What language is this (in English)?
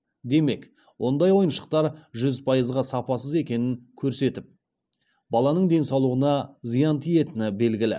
Kazakh